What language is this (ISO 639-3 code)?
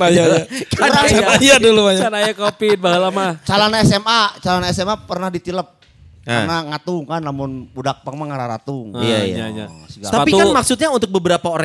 ind